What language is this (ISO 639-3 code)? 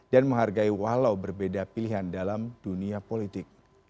ind